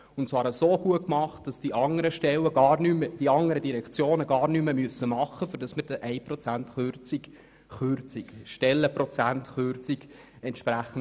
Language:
Swiss German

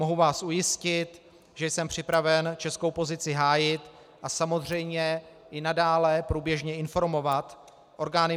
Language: Czech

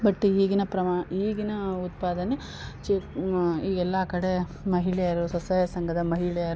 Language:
Kannada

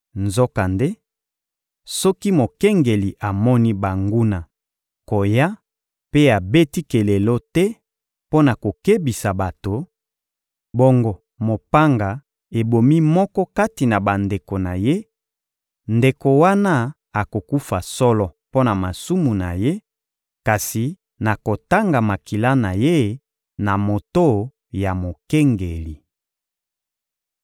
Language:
Lingala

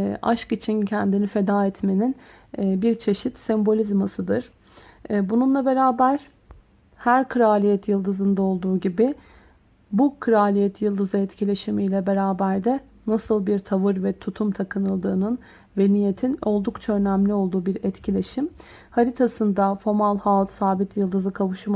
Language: Turkish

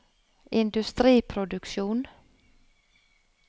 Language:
Norwegian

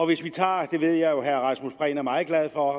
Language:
Danish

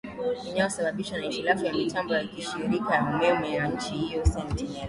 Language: Swahili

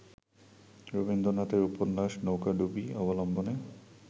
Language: Bangla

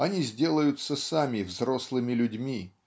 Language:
Russian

